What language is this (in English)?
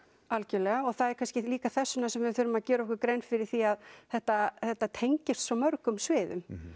Icelandic